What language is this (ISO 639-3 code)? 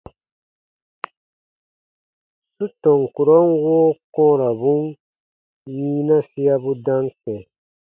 bba